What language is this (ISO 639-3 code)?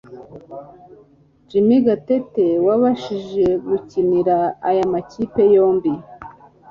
kin